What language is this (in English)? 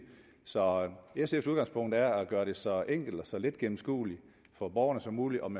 Danish